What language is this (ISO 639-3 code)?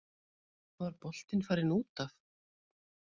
isl